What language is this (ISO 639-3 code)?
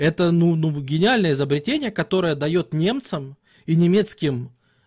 rus